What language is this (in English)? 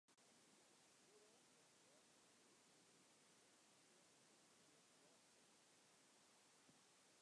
Western Frisian